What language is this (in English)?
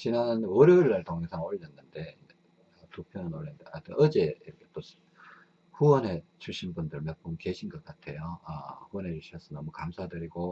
Korean